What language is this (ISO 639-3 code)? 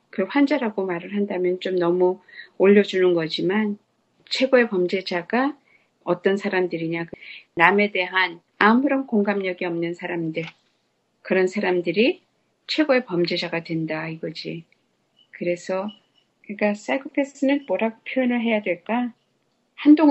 kor